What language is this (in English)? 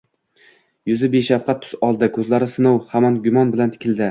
Uzbek